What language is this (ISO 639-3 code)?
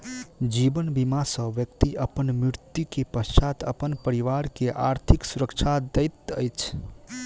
mai